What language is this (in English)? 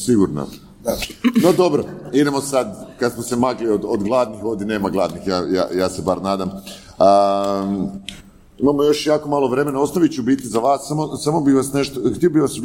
Croatian